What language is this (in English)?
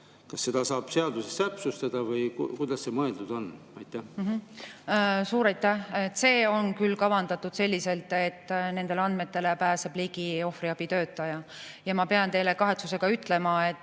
Estonian